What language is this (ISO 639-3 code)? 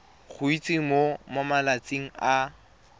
tsn